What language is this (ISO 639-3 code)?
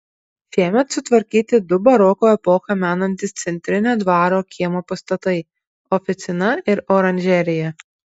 lit